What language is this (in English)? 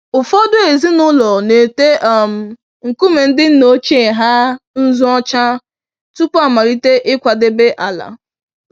Igbo